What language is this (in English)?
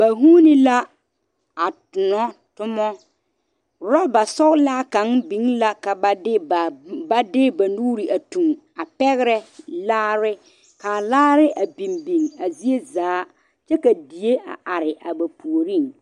Southern Dagaare